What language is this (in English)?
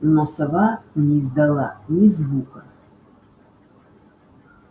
Russian